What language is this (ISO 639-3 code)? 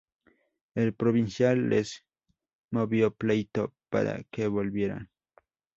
spa